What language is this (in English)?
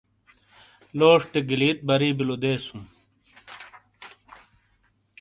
Shina